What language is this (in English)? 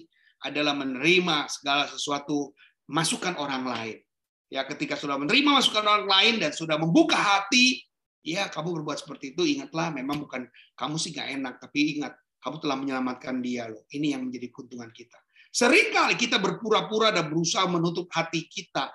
Indonesian